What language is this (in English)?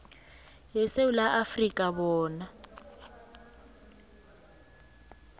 South Ndebele